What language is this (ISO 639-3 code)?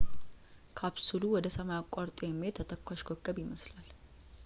amh